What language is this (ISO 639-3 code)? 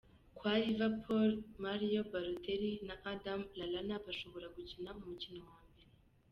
kin